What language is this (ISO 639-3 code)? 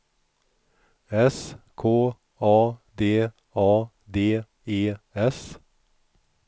swe